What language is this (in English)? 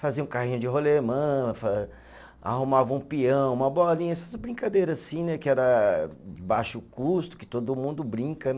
Portuguese